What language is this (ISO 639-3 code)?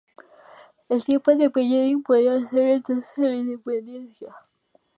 spa